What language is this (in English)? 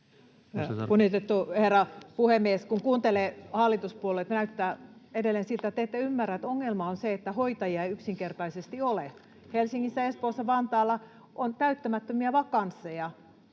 Finnish